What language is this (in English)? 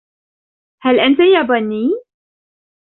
Arabic